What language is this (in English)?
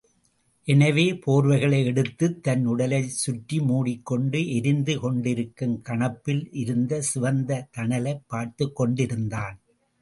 Tamil